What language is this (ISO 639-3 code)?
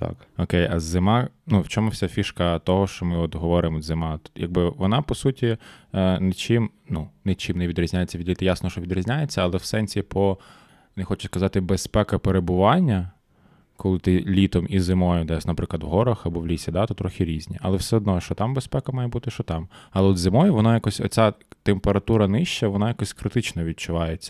ukr